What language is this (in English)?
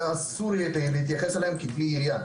Hebrew